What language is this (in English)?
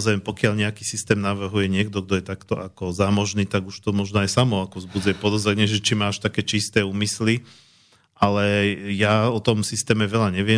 Slovak